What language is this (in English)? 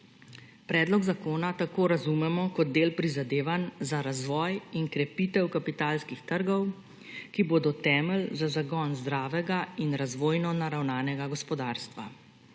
Slovenian